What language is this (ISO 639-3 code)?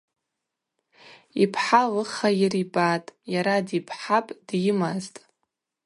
abq